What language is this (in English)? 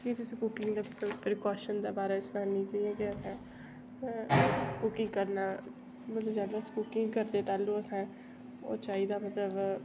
Dogri